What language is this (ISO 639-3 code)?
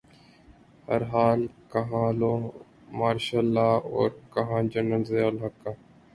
urd